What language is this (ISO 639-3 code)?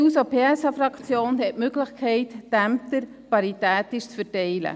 gsw